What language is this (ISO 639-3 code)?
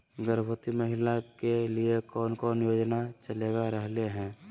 mag